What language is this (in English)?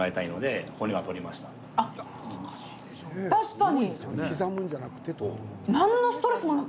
Japanese